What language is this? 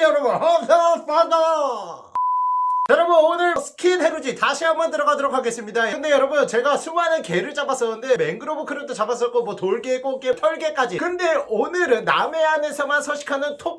Korean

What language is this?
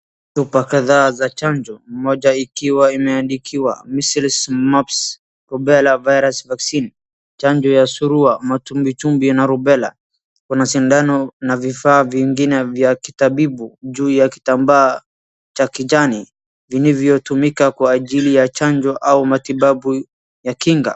Swahili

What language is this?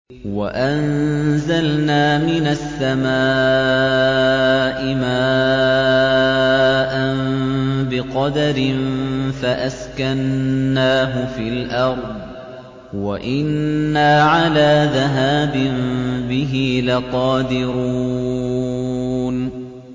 Arabic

